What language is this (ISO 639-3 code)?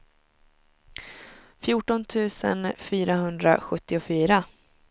swe